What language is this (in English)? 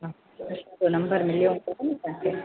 Sindhi